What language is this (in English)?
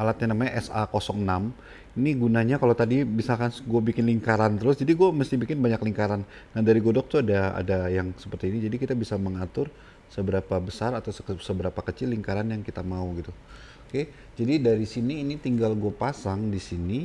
Indonesian